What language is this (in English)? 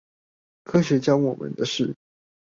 Chinese